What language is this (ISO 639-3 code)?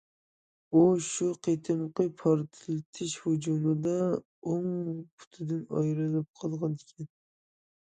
uig